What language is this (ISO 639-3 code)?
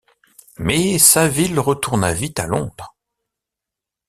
fra